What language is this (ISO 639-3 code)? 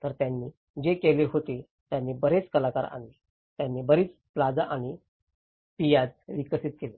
mar